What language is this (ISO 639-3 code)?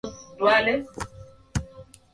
swa